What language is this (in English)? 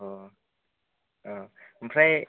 Bodo